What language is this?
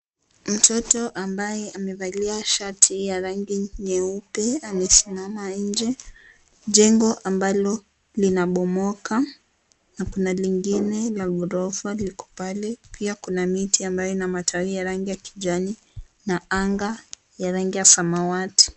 Swahili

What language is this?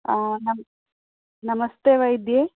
Sanskrit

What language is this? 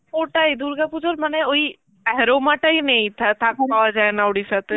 Bangla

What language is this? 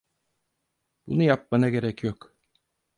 Turkish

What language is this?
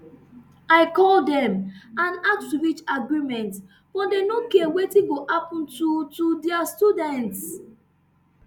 Nigerian Pidgin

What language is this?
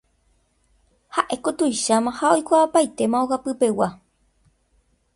Guarani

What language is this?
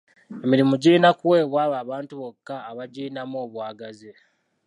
Ganda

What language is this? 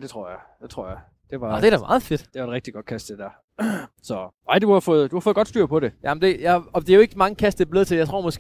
Danish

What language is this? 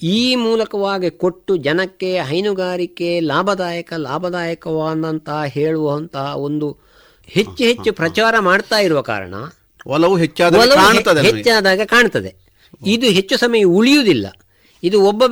Kannada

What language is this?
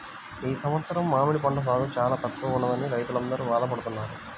Telugu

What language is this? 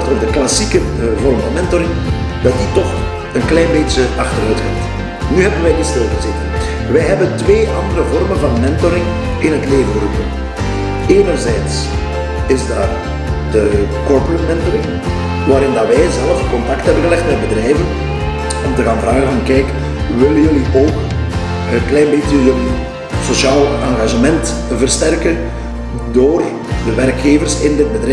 Dutch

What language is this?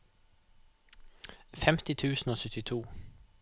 Norwegian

